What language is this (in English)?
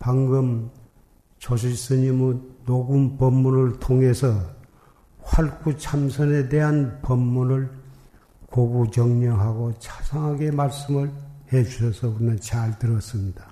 Korean